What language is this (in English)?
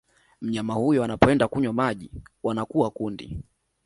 Swahili